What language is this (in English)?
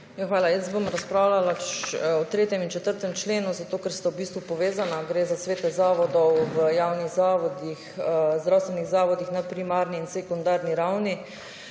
Slovenian